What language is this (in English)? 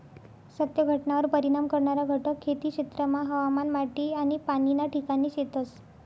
Marathi